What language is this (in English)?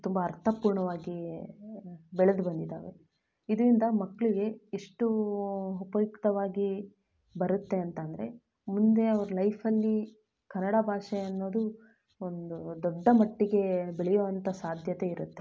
Kannada